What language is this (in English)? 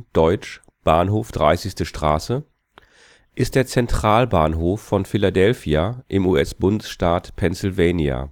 German